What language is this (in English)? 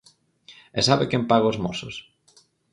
Galician